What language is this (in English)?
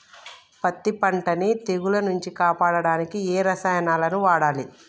Telugu